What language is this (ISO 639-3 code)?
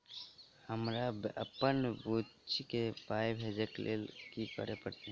mai